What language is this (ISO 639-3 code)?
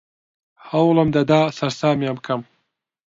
ckb